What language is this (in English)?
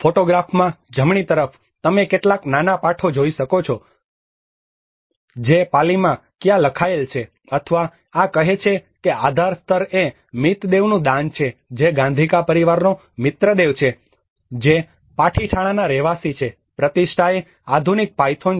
Gujarati